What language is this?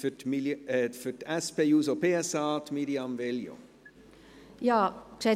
Swiss German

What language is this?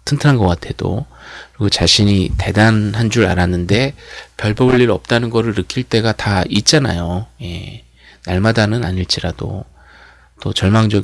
Korean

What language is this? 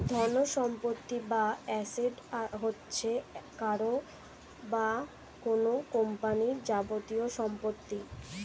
Bangla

